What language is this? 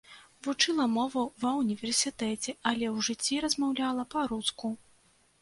Belarusian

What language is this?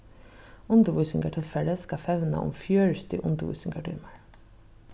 Faroese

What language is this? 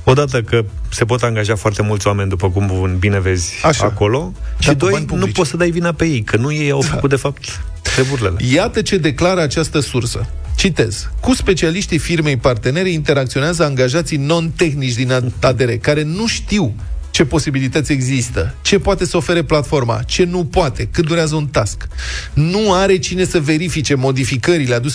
Romanian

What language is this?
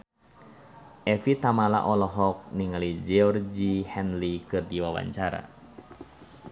Sundanese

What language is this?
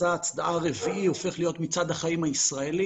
Hebrew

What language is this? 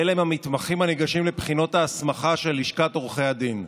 Hebrew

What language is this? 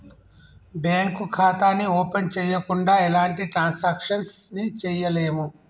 Telugu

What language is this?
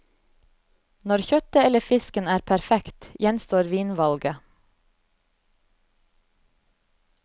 Norwegian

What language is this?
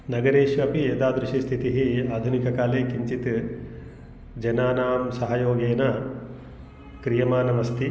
Sanskrit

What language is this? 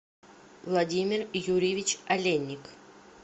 Russian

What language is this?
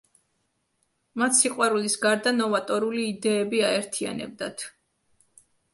Georgian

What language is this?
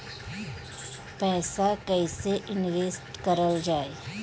Bhojpuri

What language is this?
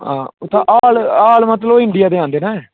Dogri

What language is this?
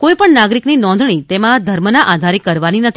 Gujarati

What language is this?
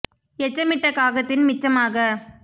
Tamil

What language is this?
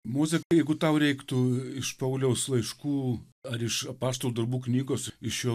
Lithuanian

